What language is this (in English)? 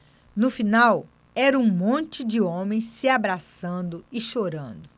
Portuguese